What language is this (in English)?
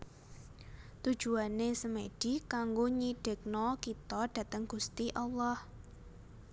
Javanese